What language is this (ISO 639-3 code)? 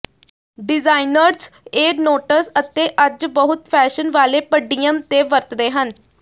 pan